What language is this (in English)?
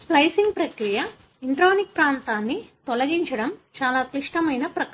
Telugu